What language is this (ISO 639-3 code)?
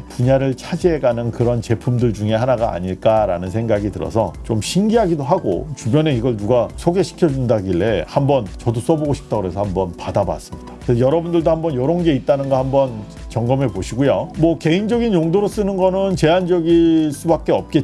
kor